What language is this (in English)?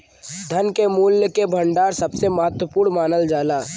Bhojpuri